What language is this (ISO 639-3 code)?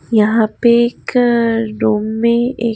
hin